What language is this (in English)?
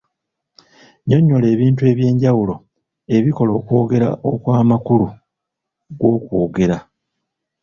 Ganda